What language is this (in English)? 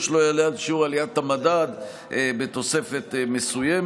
Hebrew